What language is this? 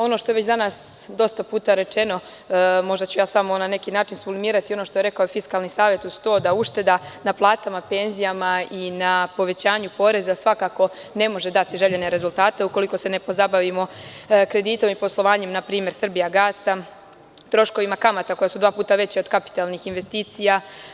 Serbian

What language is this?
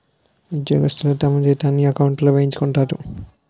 Telugu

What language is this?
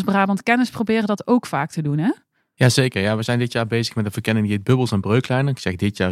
Dutch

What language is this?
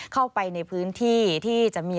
Thai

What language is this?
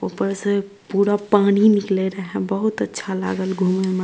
Maithili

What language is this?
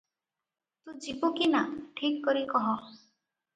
Odia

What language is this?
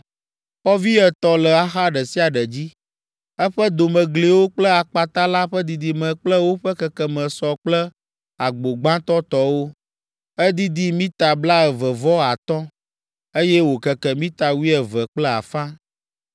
Ewe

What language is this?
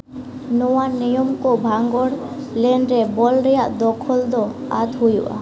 Santali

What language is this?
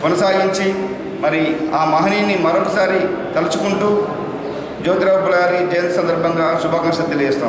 Romanian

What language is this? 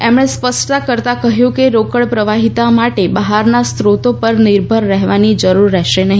Gujarati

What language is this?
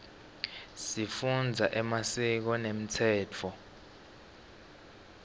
Swati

